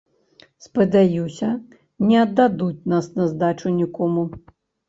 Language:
Belarusian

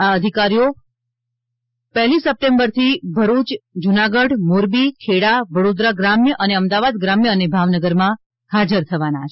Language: Gujarati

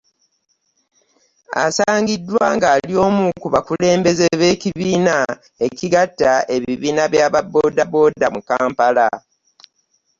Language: Ganda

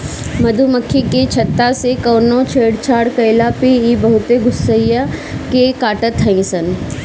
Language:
Bhojpuri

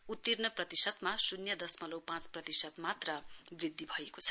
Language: Nepali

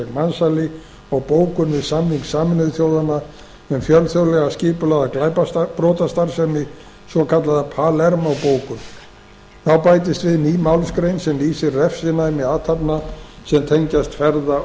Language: Icelandic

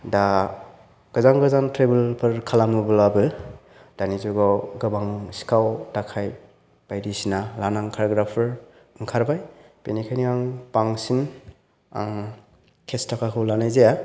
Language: Bodo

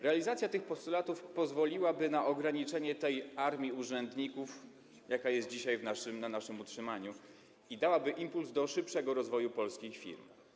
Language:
Polish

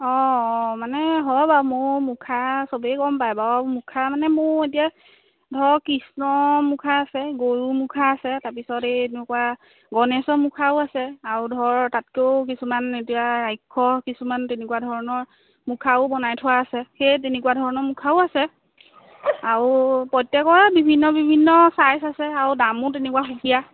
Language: Assamese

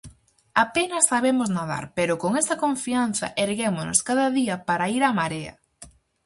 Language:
Galician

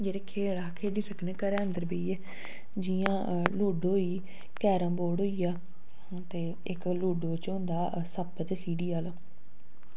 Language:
Dogri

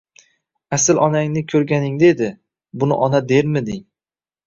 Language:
Uzbek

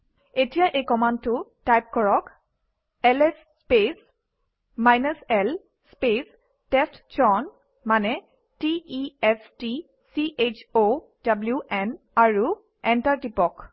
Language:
Assamese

